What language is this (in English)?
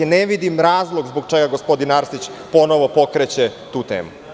Serbian